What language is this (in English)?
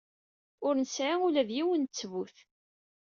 Kabyle